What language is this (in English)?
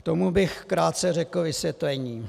Czech